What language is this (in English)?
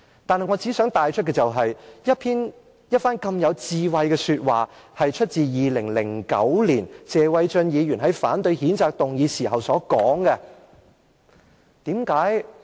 Cantonese